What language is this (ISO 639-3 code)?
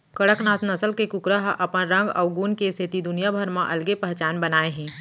hne